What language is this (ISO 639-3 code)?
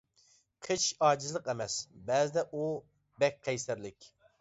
uig